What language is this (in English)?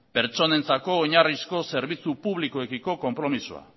Basque